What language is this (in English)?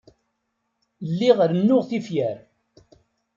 Kabyle